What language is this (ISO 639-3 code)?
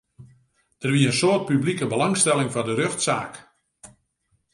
fry